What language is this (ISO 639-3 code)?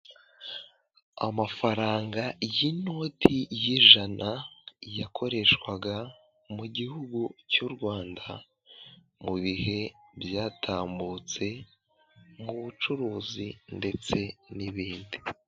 kin